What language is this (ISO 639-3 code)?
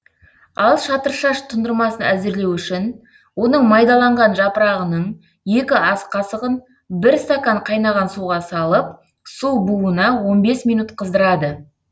kaz